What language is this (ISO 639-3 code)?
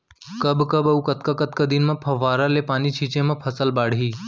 hne